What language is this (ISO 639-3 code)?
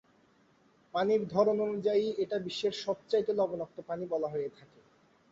ben